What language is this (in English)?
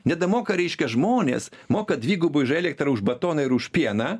Lithuanian